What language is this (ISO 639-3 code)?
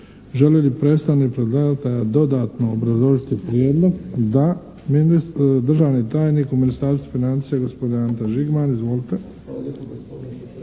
hrv